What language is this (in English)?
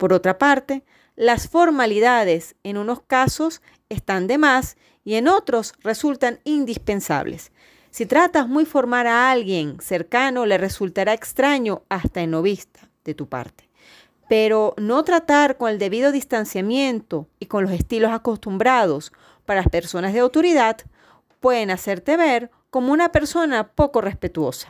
Spanish